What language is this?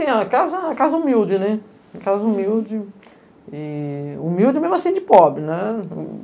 Portuguese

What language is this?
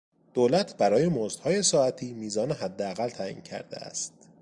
Persian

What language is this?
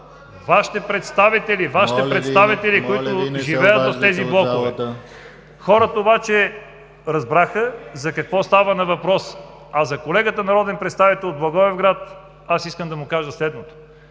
Bulgarian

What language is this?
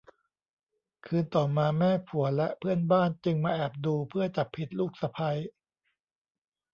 Thai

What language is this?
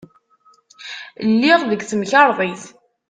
Kabyle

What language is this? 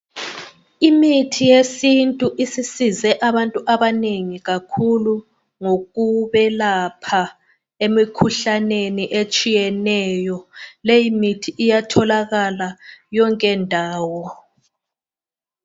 North Ndebele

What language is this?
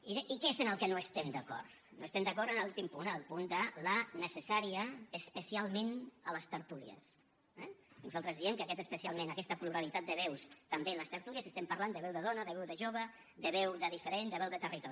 Catalan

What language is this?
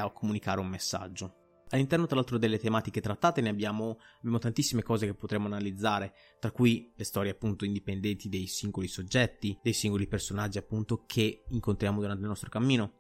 Italian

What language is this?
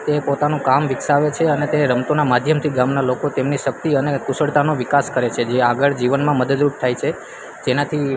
Gujarati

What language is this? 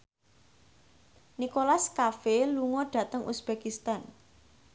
Javanese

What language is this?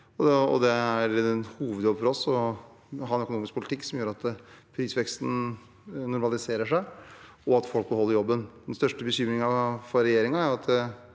Norwegian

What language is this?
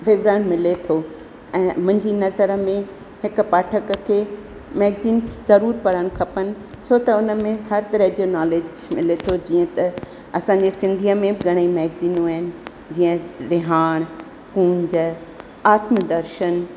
Sindhi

